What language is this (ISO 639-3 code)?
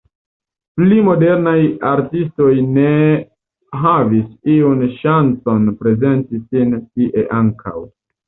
epo